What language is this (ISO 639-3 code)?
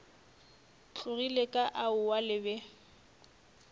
nso